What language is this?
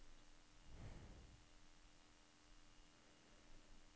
Norwegian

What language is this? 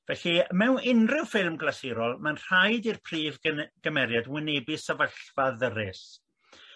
Welsh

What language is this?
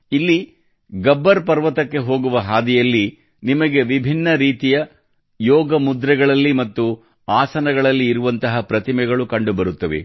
Kannada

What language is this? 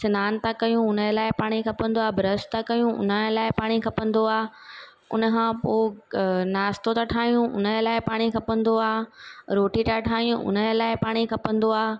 Sindhi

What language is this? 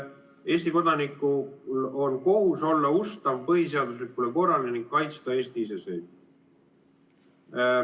Estonian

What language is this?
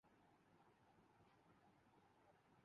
Urdu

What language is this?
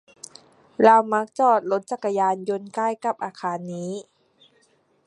Thai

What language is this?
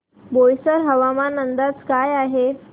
Marathi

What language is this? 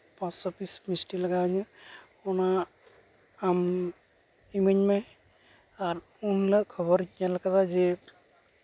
Santali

